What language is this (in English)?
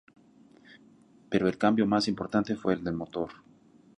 Spanish